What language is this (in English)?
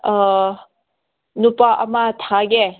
Manipuri